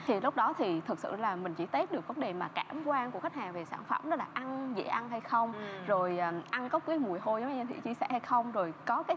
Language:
Vietnamese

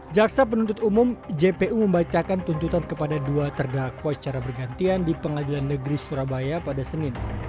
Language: Indonesian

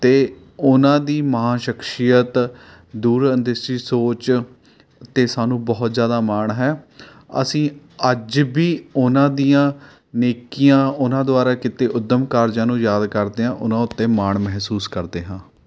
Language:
Punjabi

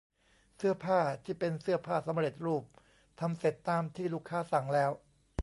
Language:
Thai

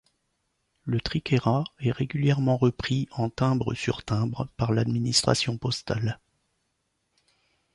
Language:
French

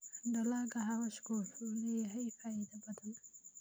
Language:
Somali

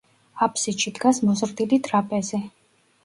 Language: Georgian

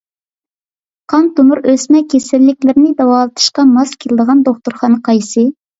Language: Uyghur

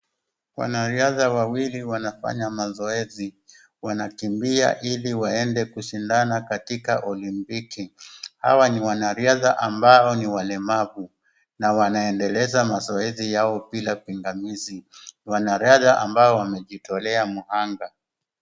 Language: Swahili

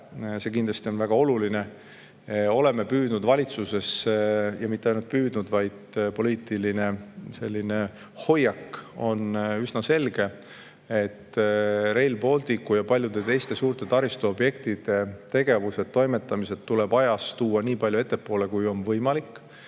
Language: Estonian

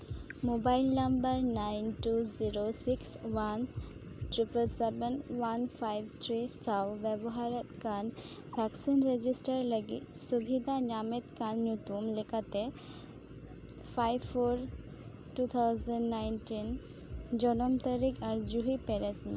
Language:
Santali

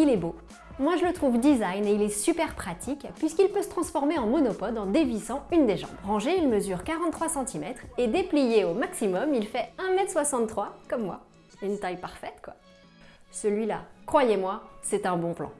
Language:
French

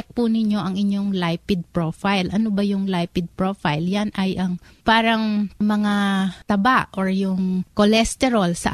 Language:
Filipino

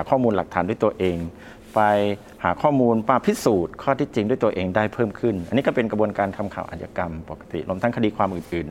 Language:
Thai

